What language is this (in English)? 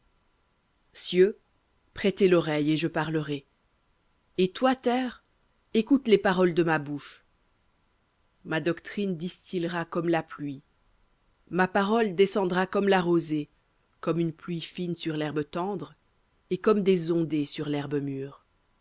French